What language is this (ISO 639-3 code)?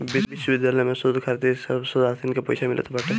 bho